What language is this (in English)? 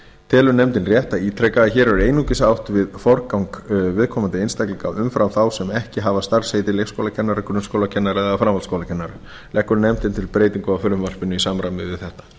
Icelandic